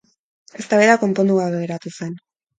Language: Basque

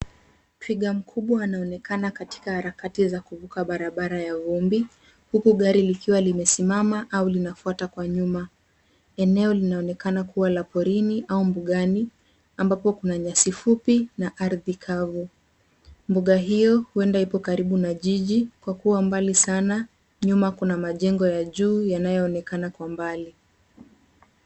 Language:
Swahili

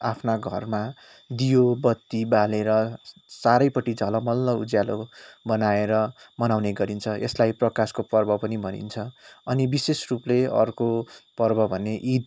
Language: Nepali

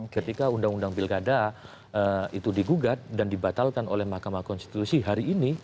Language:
Indonesian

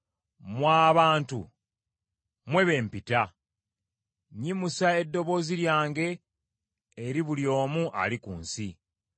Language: Ganda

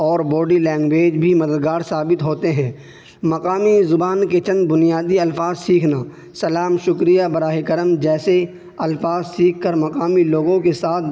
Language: Urdu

